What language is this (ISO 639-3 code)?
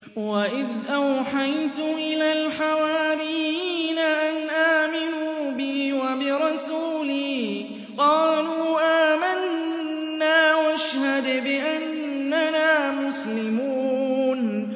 ara